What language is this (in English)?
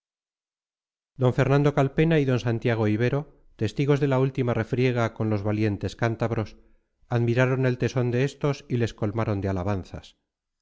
Spanish